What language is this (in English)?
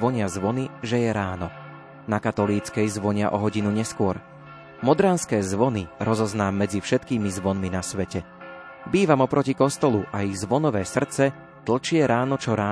Slovak